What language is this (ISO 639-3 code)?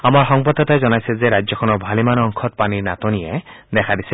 asm